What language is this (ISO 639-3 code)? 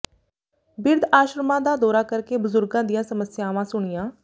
pan